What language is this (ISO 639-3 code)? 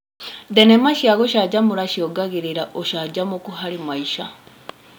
kik